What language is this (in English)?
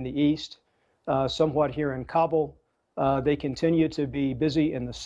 English